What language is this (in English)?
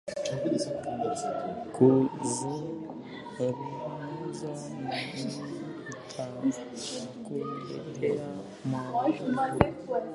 Swahili